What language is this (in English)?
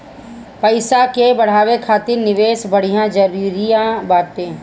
Bhojpuri